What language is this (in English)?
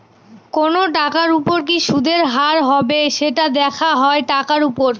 Bangla